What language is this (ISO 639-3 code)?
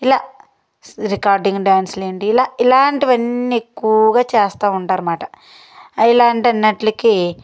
tel